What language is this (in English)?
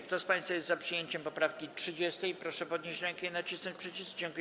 Polish